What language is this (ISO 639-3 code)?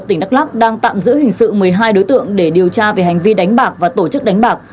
vie